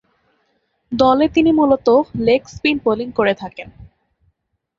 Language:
Bangla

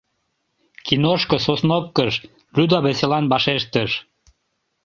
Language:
Mari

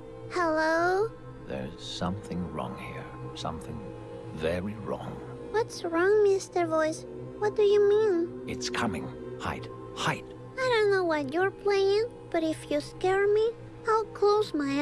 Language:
English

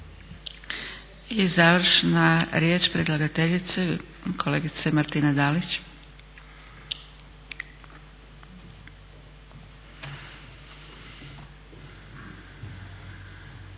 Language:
Croatian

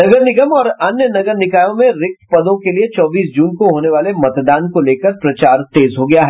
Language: Hindi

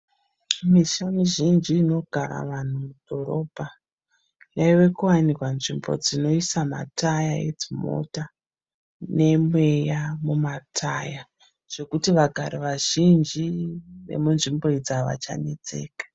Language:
Shona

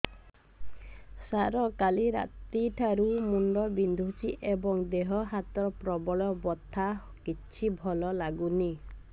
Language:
Odia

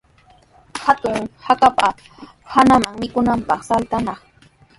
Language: Sihuas Ancash Quechua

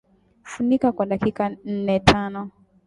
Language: Swahili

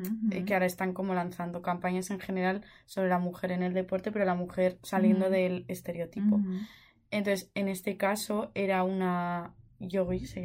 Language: Spanish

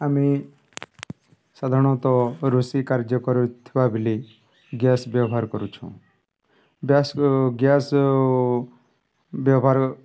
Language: Odia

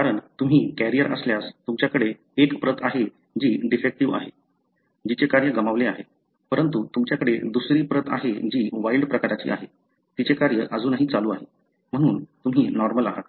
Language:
Marathi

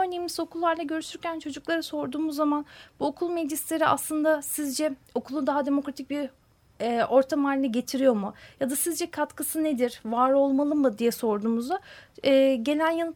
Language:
Turkish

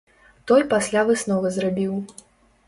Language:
Belarusian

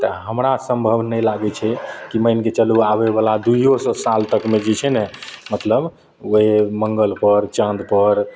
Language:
Maithili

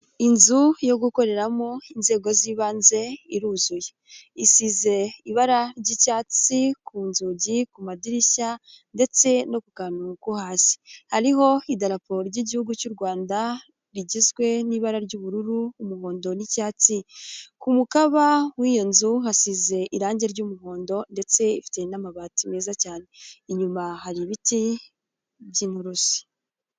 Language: Kinyarwanda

